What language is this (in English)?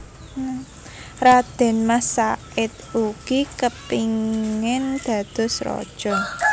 Javanese